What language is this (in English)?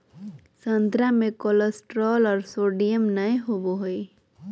Magahi